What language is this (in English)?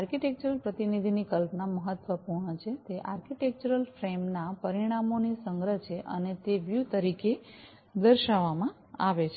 Gujarati